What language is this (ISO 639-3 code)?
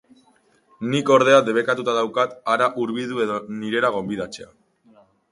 eus